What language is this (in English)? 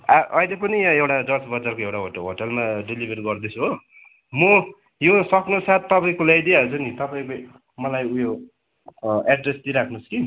Nepali